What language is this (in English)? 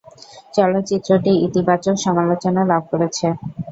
Bangla